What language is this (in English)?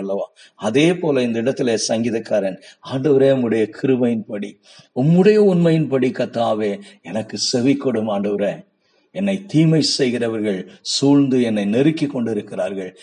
Tamil